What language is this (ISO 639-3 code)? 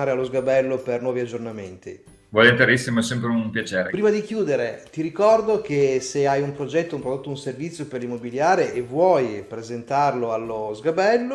ita